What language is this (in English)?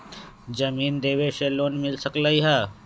Magahi